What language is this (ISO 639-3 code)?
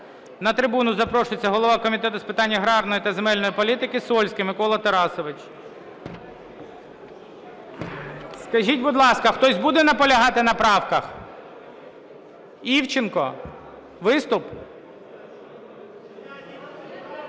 ukr